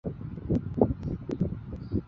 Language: Chinese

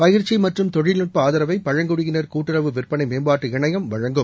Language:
Tamil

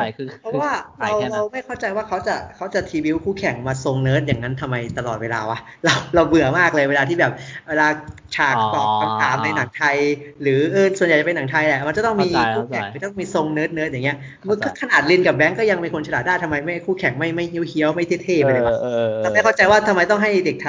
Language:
Thai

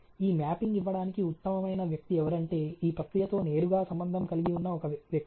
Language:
Telugu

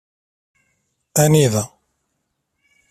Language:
Kabyle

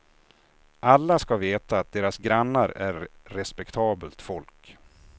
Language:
Swedish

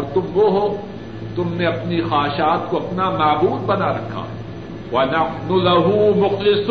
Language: Urdu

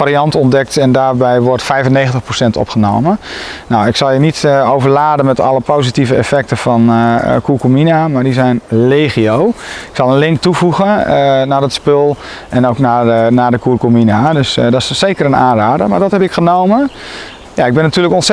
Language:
Dutch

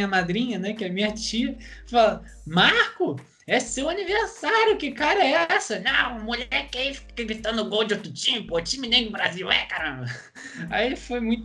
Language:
Portuguese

